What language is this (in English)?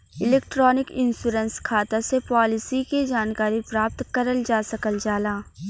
Bhojpuri